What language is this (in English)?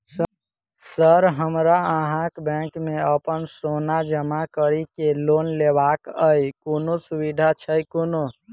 Maithili